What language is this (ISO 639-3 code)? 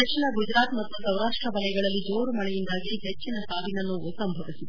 kan